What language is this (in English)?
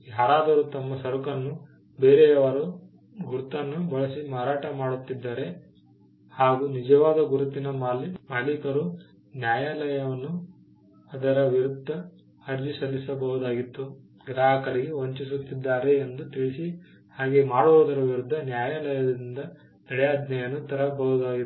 Kannada